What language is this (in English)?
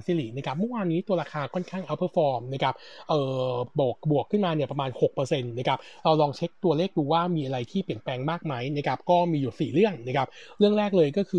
Thai